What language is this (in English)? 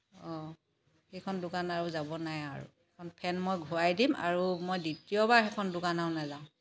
Assamese